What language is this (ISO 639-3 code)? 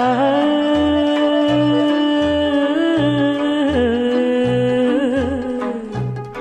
ron